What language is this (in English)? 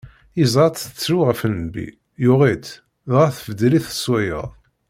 Kabyle